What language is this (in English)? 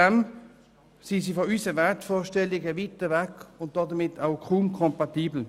Swiss German